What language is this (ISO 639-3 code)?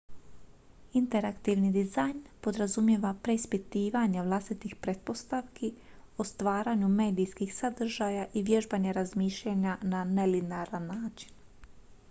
hrv